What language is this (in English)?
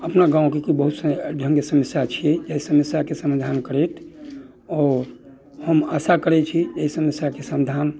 Maithili